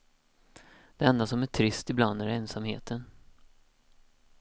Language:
Swedish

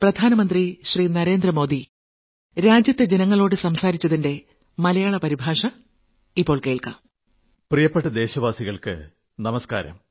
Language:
Malayalam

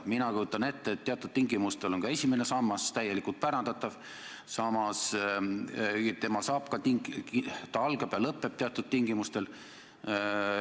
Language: Estonian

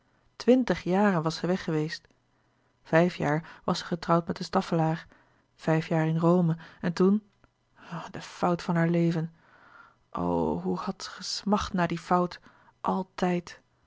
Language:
Dutch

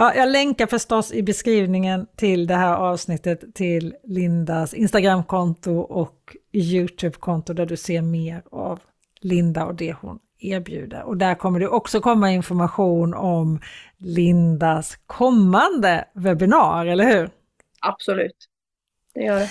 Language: Swedish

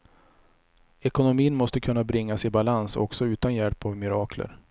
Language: Swedish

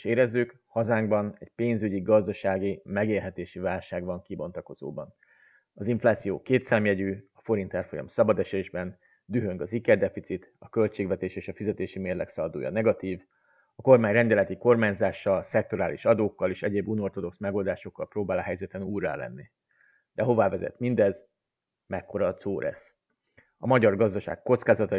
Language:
Hungarian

